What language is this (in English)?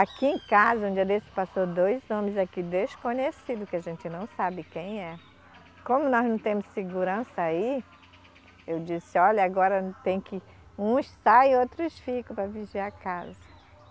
Portuguese